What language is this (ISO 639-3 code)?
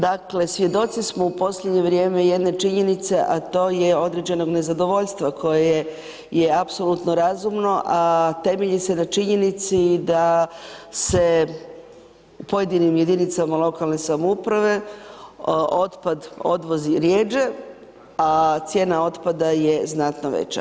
hrv